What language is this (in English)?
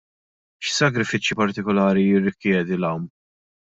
Maltese